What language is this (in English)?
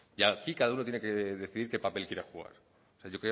Spanish